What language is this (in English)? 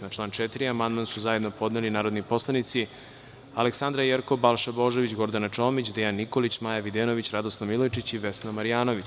Serbian